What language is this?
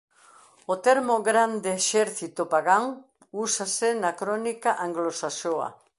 Galician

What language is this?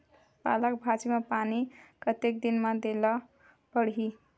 Chhattisgarhi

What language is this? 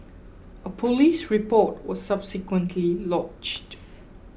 English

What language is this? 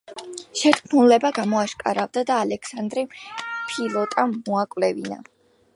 Georgian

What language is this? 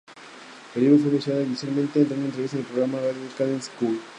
Spanish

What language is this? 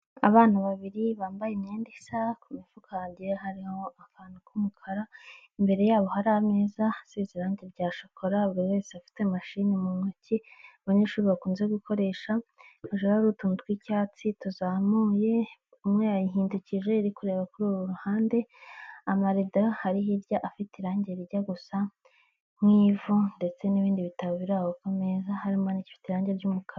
Kinyarwanda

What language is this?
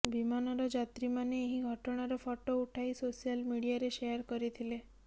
Odia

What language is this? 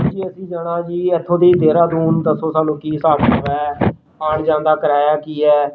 Punjabi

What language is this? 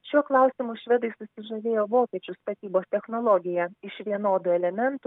Lithuanian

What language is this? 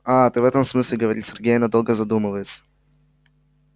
Russian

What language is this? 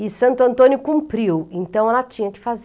Portuguese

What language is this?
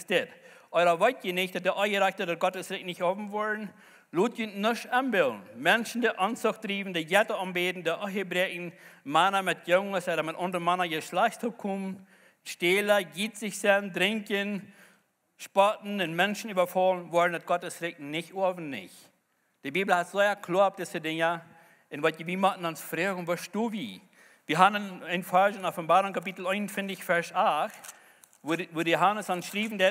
German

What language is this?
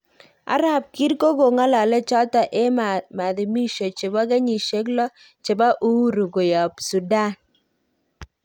Kalenjin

